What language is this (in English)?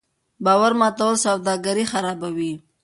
Pashto